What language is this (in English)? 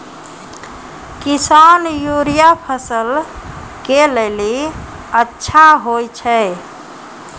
Maithili